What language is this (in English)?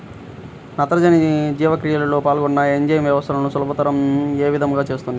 Telugu